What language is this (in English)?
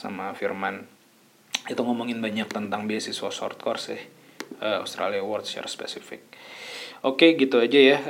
Indonesian